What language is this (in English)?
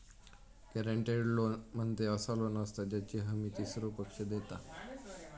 Marathi